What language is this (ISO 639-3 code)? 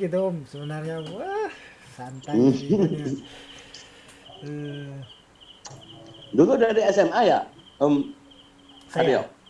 ind